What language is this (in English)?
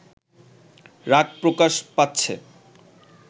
Bangla